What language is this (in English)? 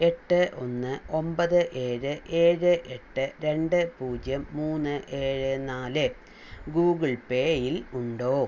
Malayalam